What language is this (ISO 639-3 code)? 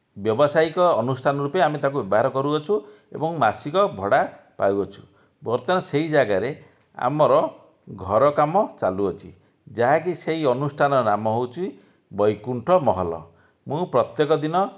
ori